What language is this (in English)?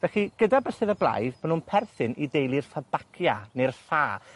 Welsh